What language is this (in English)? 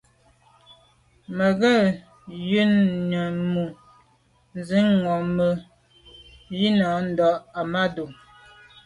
Medumba